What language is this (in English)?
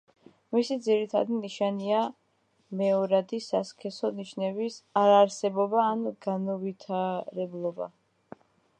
Georgian